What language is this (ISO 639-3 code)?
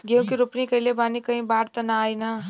bho